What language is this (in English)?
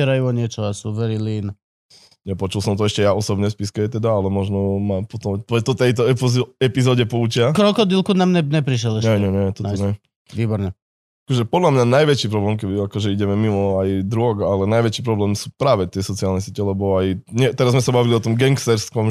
Slovak